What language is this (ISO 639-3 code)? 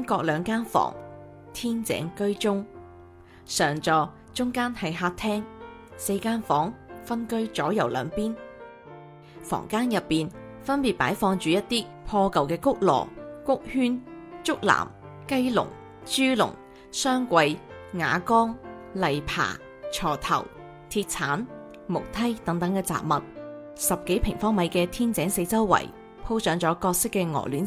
zho